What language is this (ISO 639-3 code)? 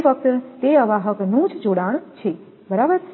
guj